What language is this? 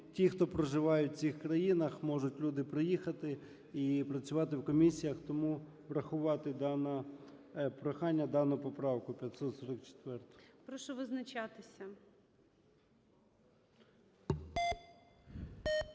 Ukrainian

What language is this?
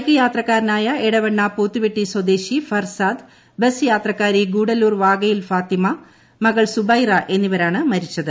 Malayalam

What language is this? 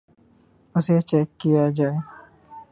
Urdu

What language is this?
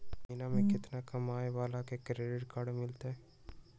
Magahi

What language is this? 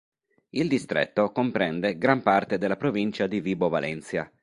Italian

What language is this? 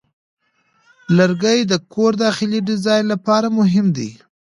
Pashto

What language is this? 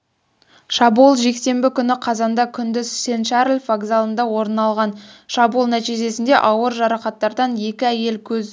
Kazakh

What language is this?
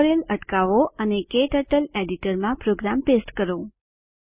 Gujarati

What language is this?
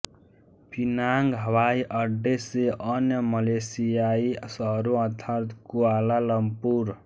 Hindi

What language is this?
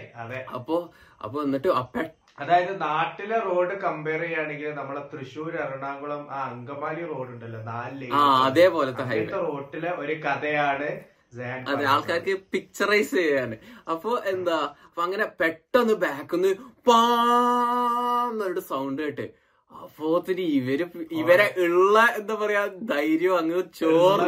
Malayalam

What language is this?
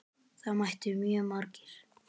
Icelandic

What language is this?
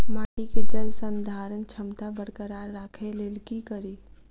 Maithili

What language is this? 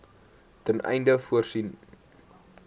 Afrikaans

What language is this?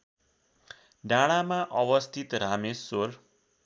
Nepali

